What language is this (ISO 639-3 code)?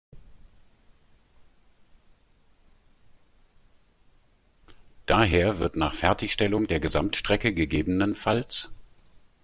deu